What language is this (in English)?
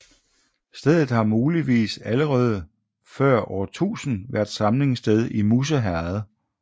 Danish